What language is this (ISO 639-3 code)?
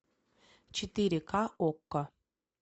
rus